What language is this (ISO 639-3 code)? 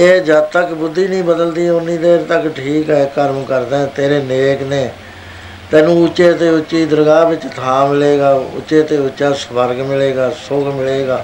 pan